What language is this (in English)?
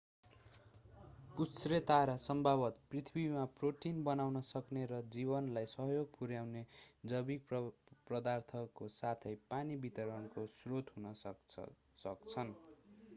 Nepali